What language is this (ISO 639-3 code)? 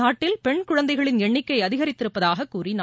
tam